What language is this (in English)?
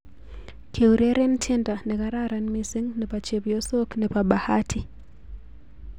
Kalenjin